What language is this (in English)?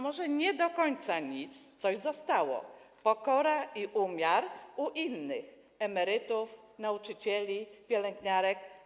Polish